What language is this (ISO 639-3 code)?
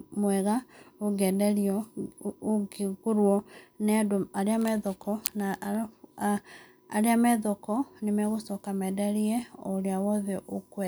kik